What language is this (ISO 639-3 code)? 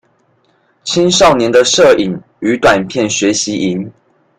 zho